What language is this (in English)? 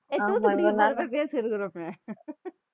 Tamil